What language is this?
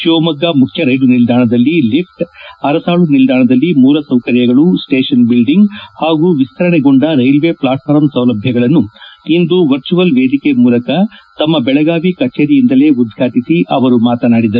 Kannada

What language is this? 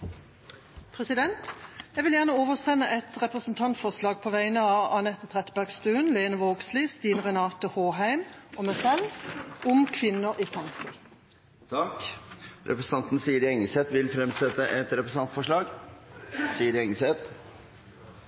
Norwegian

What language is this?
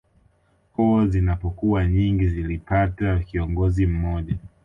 Swahili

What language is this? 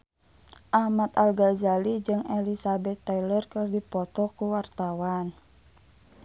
Sundanese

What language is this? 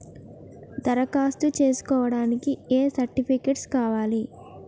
Telugu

